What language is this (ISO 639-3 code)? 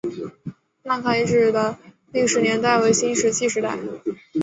zho